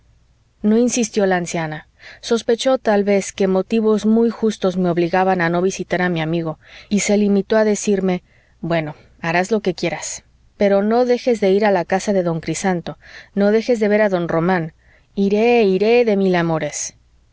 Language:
Spanish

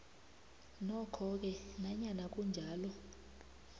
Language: South Ndebele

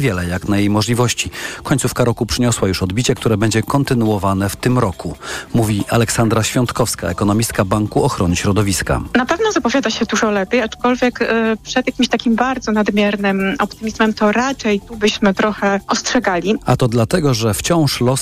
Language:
Polish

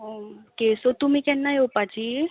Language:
Konkani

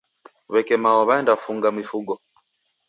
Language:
Taita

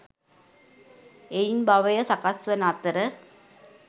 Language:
Sinhala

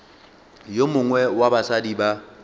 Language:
Northern Sotho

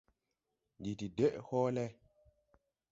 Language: Tupuri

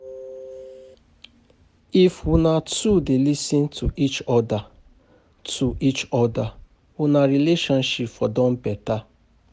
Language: Nigerian Pidgin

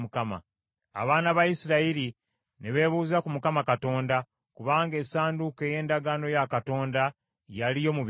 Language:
Ganda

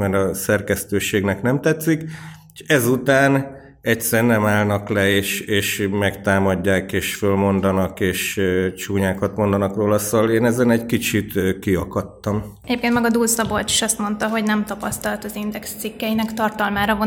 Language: Hungarian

